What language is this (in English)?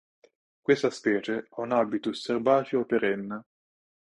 Italian